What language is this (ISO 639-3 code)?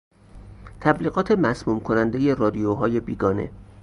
fas